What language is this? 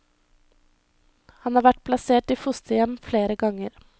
Norwegian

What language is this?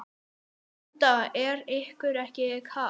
Icelandic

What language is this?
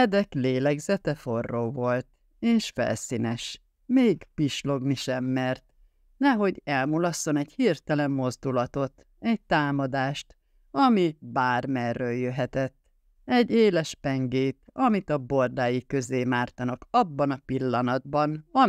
Hungarian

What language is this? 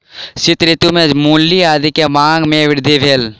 Maithili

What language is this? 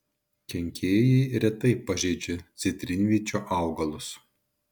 Lithuanian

